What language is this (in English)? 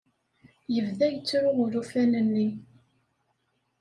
Kabyle